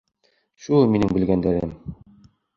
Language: Bashkir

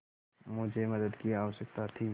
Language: Hindi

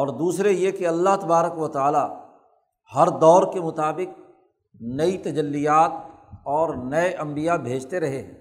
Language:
Urdu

